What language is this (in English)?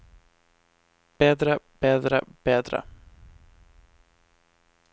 Norwegian